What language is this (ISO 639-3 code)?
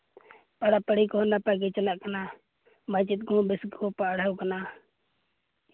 sat